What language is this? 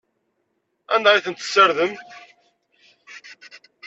Kabyle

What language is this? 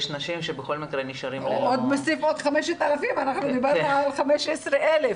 Hebrew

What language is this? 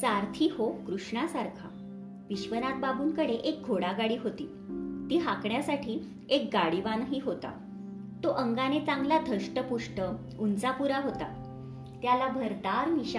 Marathi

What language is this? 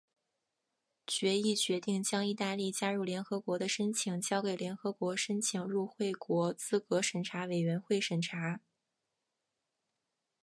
Chinese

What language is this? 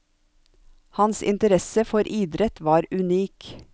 Norwegian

